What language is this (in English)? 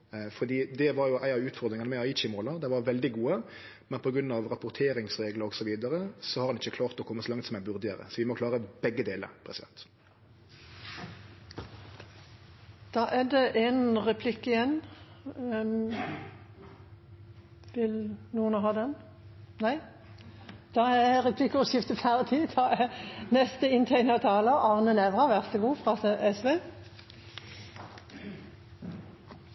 Norwegian Nynorsk